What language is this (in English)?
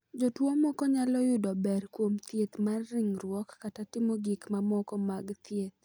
Luo (Kenya and Tanzania)